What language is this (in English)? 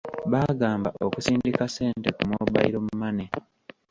Ganda